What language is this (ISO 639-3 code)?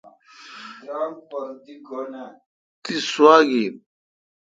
xka